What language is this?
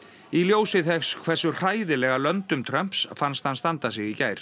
Icelandic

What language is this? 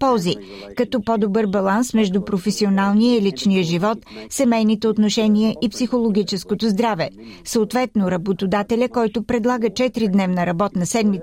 Bulgarian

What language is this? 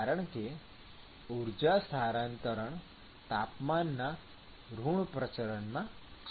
Gujarati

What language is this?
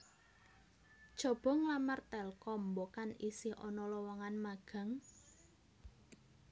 Javanese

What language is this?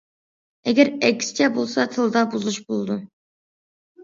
Uyghur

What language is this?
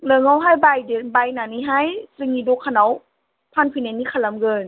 Bodo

